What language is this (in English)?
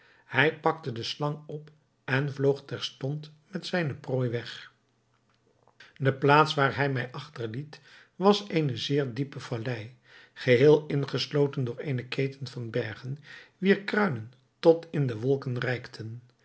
Dutch